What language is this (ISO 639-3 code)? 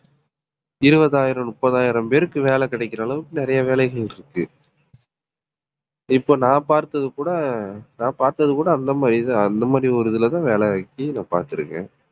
tam